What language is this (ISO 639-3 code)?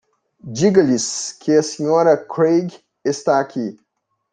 por